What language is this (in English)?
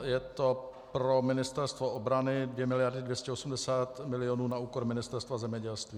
Czech